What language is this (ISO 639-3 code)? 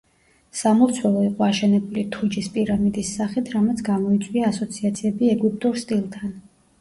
kat